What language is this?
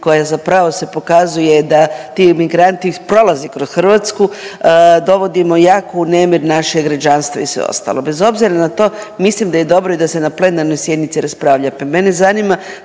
Croatian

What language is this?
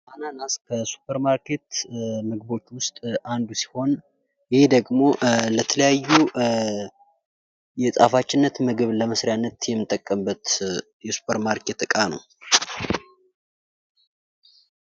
Amharic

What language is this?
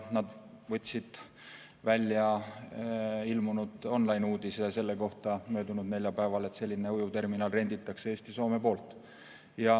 Estonian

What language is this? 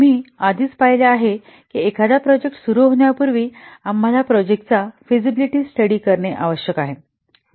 Marathi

